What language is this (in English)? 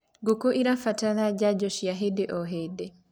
Kikuyu